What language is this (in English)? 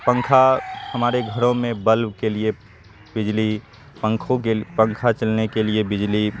Urdu